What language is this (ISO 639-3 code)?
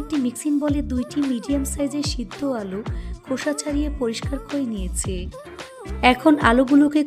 ben